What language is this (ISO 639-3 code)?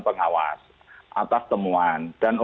ind